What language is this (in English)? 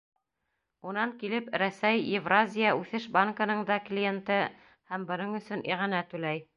Bashkir